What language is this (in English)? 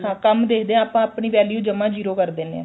Punjabi